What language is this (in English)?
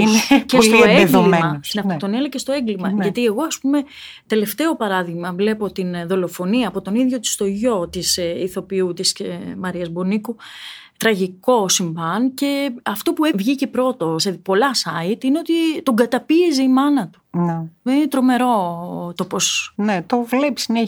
Greek